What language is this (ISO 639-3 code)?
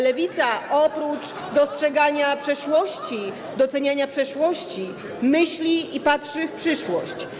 pol